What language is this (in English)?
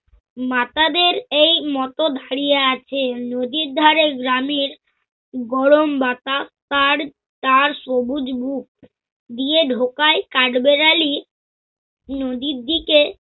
Bangla